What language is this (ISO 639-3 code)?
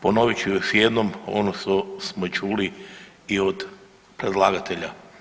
hrv